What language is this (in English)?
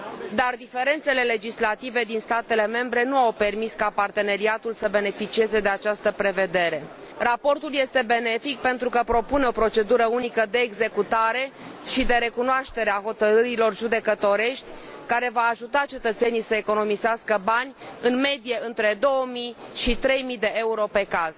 Romanian